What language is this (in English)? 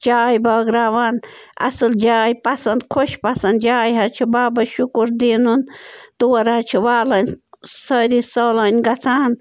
Kashmiri